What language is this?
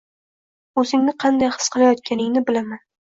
Uzbek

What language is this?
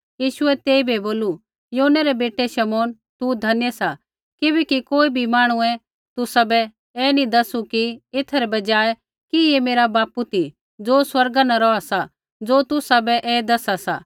Kullu Pahari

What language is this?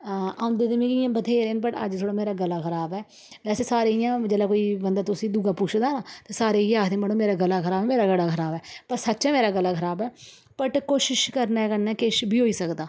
Dogri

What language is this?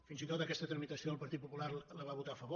Catalan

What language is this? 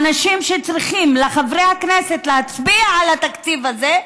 Hebrew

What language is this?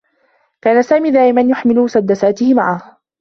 Arabic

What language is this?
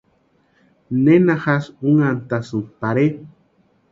Western Highland Purepecha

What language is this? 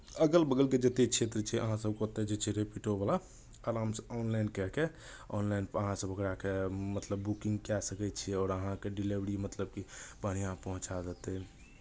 Maithili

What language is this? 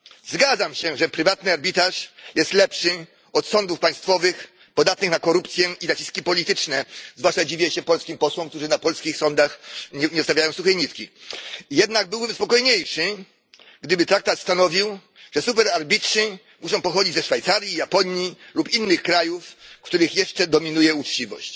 Polish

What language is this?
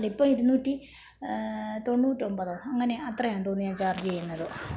Malayalam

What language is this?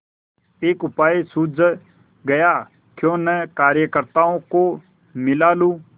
Hindi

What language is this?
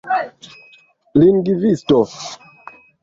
Esperanto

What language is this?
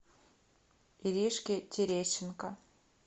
Russian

